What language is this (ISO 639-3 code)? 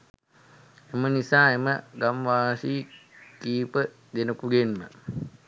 sin